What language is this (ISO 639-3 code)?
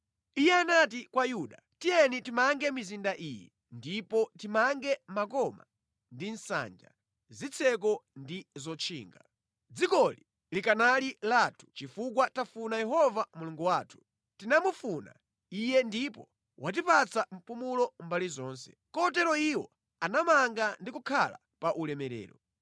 nya